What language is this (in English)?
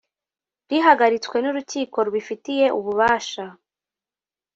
Kinyarwanda